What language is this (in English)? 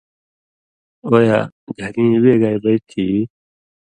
Indus Kohistani